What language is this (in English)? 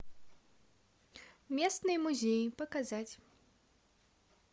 Russian